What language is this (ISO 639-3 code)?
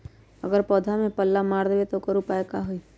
mag